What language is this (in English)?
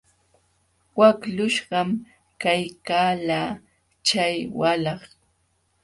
Jauja Wanca Quechua